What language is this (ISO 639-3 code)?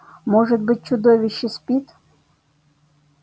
rus